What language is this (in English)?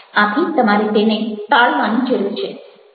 Gujarati